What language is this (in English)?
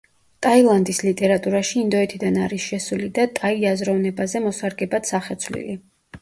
Georgian